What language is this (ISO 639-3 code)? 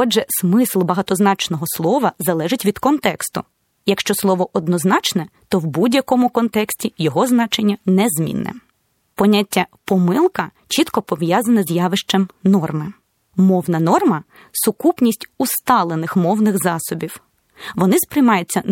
ukr